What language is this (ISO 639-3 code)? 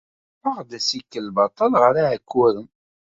kab